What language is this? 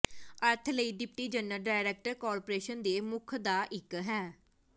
Punjabi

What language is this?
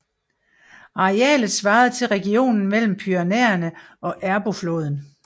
Danish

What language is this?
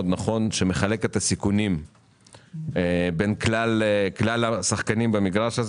Hebrew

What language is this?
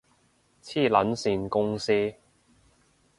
Cantonese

